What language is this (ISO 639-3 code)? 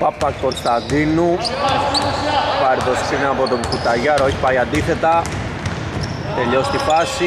ell